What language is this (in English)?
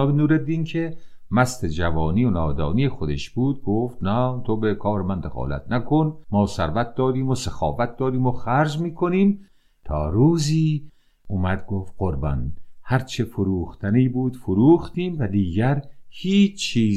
Persian